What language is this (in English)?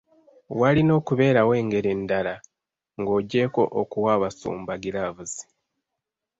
Ganda